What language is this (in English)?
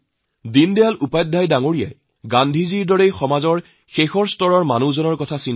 Assamese